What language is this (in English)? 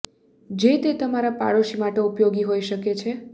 Gujarati